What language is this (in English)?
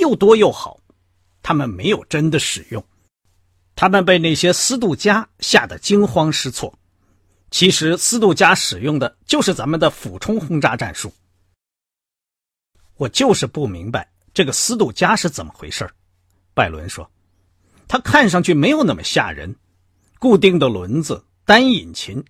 Chinese